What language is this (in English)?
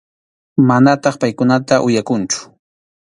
Arequipa-La Unión Quechua